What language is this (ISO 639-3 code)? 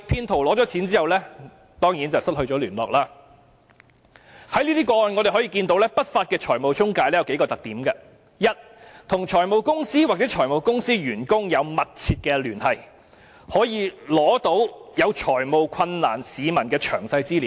yue